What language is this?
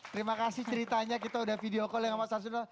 Indonesian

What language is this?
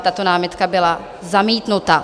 Czech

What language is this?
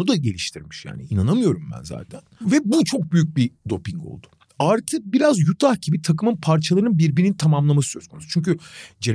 Turkish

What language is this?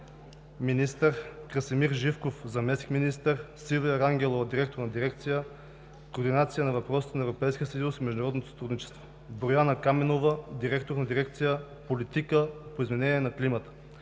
Bulgarian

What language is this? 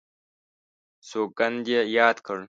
Pashto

